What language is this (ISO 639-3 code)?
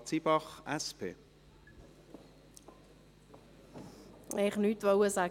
gsw